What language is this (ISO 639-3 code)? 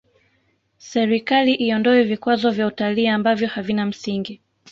swa